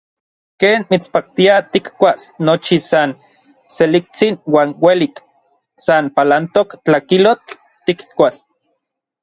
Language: Orizaba Nahuatl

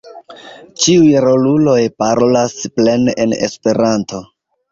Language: Esperanto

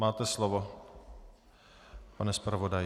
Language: Czech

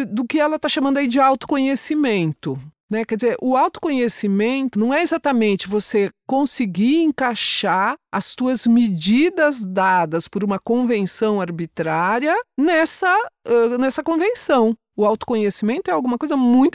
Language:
Portuguese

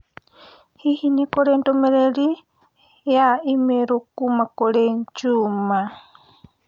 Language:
Kikuyu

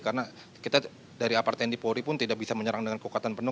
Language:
Indonesian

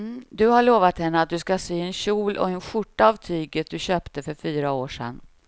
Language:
Swedish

